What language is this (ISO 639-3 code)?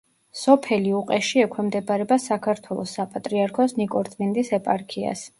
kat